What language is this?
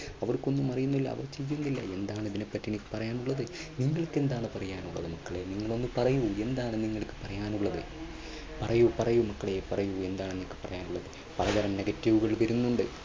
Malayalam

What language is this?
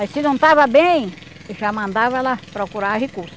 Portuguese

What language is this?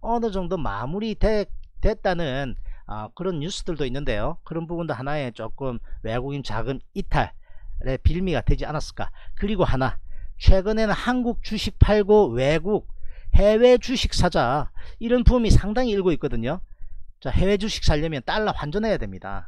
Korean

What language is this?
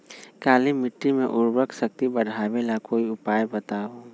Magahi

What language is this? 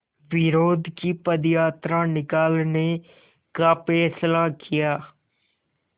Hindi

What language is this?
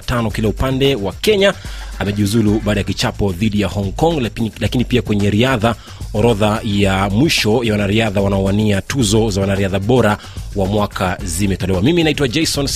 Swahili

